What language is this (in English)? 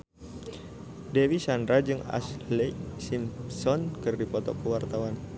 Sundanese